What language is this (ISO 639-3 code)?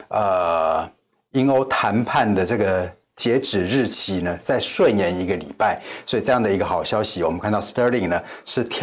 zho